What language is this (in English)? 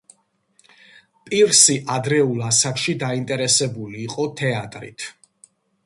Georgian